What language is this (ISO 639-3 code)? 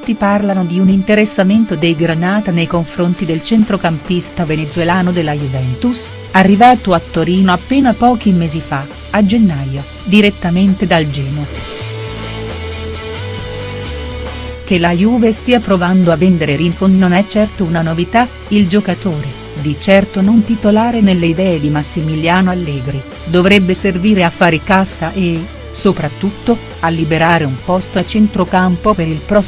ita